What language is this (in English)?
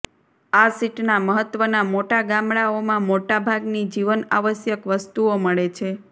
Gujarati